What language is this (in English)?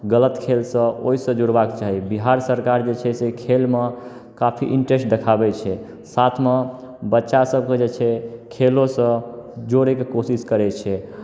Maithili